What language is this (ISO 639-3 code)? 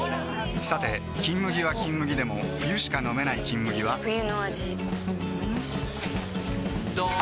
jpn